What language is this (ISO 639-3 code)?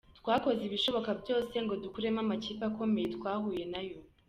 kin